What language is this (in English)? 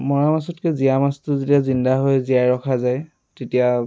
Assamese